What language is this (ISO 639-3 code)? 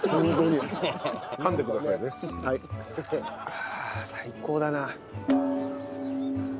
jpn